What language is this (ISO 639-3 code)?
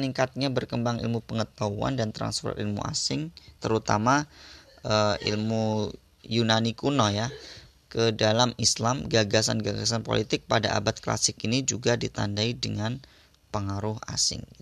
ind